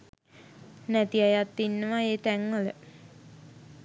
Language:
Sinhala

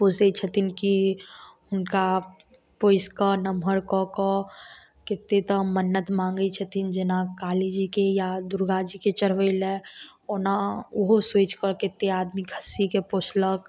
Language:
Maithili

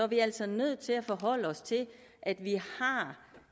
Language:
Danish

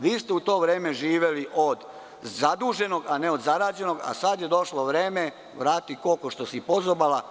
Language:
Serbian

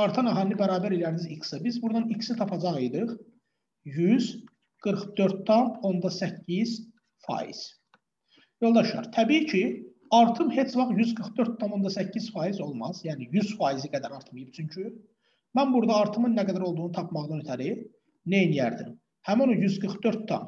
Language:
Turkish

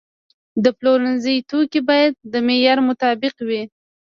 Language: Pashto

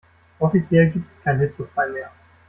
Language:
German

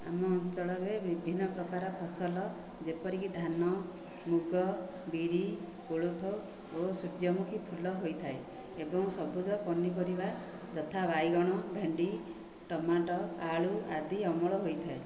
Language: Odia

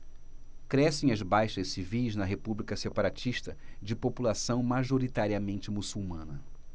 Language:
Portuguese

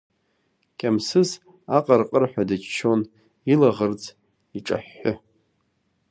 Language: Abkhazian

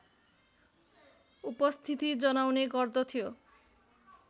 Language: Nepali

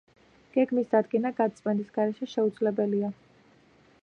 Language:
Georgian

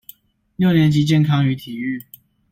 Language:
Chinese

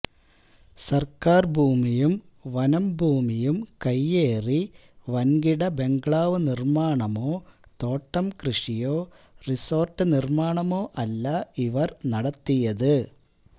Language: Malayalam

